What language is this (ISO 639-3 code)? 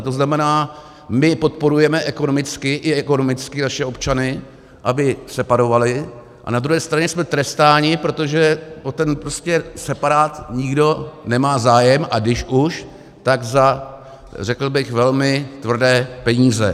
ces